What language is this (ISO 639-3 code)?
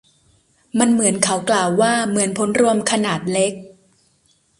tha